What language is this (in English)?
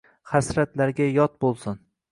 Uzbek